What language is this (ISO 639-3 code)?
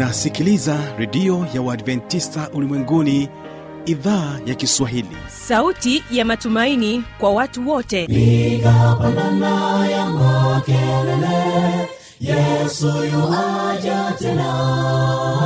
swa